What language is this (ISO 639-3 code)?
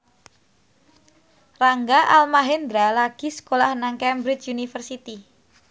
jav